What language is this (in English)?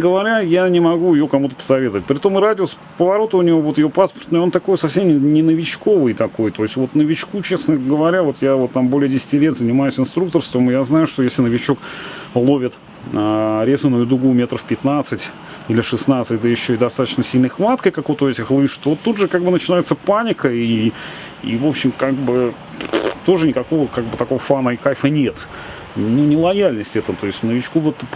Russian